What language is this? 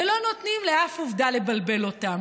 Hebrew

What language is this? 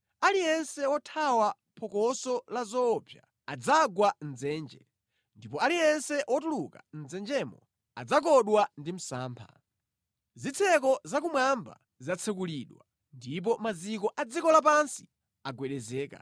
Nyanja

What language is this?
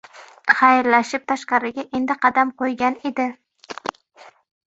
Uzbek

